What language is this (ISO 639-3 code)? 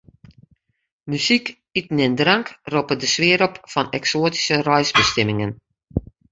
fry